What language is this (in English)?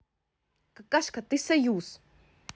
Russian